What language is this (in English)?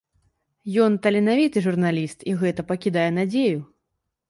Belarusian